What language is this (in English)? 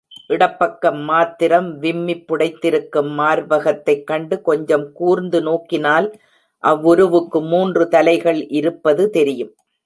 Tamil